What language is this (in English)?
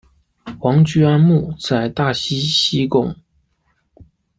Chinese